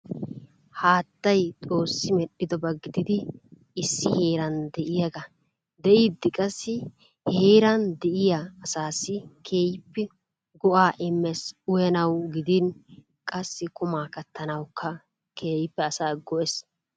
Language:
Wolaytta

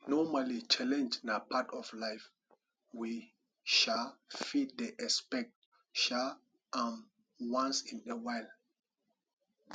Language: Nigerian Pidgin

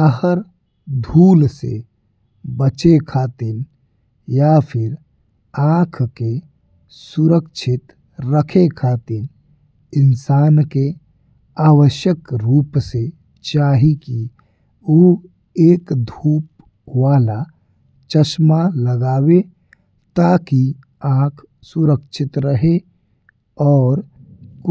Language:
Bhojpuri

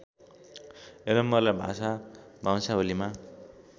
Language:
Nepali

